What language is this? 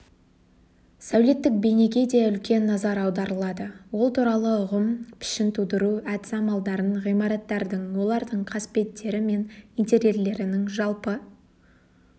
Kazakh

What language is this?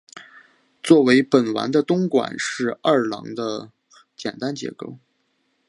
Chinese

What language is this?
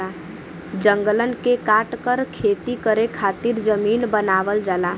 Bhojpuri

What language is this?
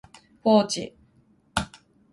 Japanese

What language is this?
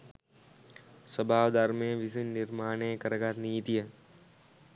Sinhala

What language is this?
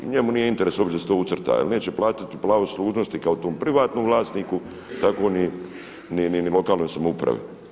Croatian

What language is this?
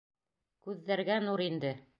Bashkir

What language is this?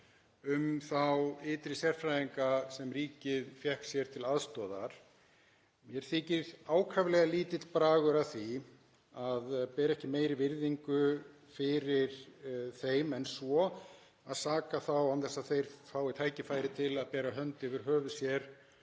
Icelandic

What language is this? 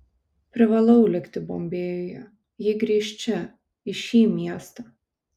Lithuanian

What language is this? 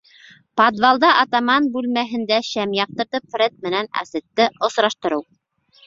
Bashkir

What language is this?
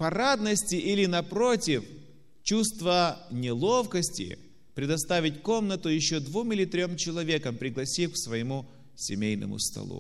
Russian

